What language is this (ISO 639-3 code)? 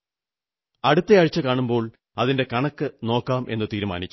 mal